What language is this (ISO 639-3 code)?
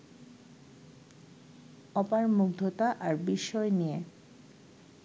ben